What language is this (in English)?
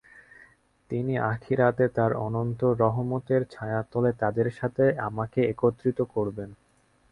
Bangla